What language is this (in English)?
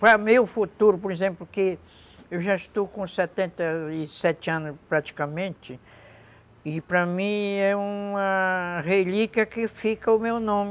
Portuguese